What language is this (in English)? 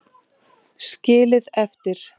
Icelandic